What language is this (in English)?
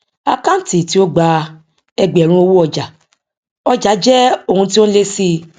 Yoruba